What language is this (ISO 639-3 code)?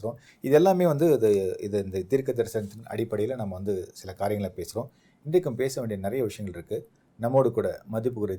tam